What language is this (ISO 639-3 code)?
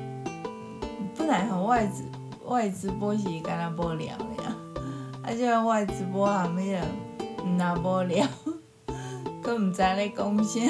zho